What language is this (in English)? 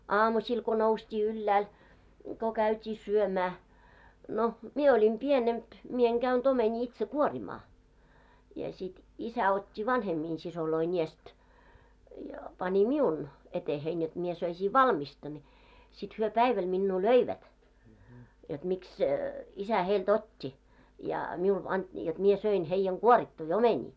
Finnish